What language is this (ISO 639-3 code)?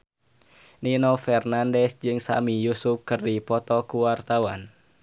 sun